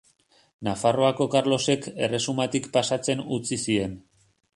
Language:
Basque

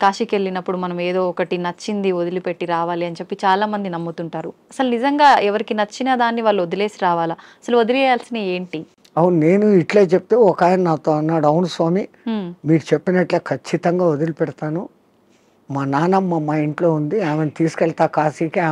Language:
Telugu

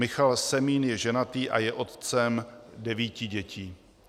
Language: Czech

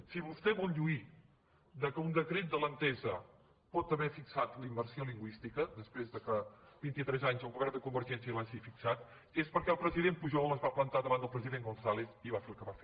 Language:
Catalan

